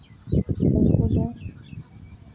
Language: Santali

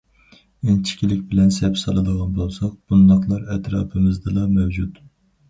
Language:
Uyghur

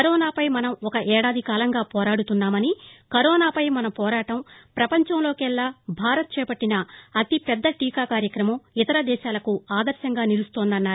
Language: Telugu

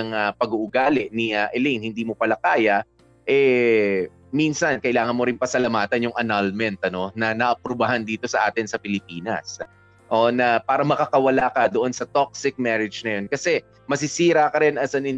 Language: Filipino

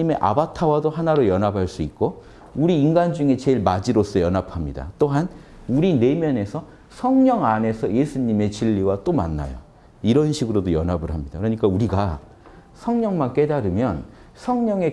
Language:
Korean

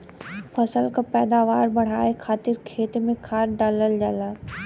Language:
Bhojpuri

